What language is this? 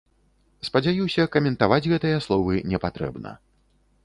Belarusian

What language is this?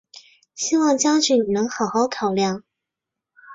Chinese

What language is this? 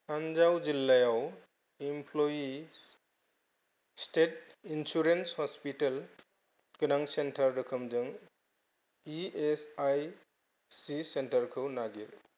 Bodo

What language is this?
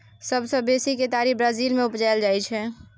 Maithili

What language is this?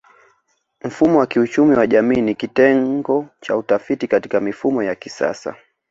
Swahili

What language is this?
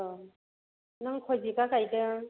Bodo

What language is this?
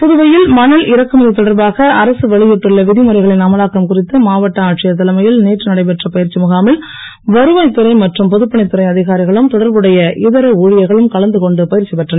Tamil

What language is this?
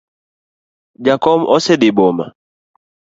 Luo (Kenya and Tanzania)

